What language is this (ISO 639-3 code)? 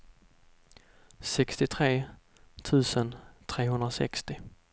swe